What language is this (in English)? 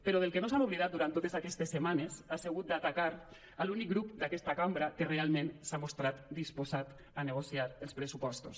Catalan